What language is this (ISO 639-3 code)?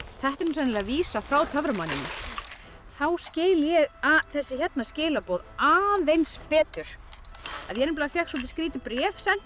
isl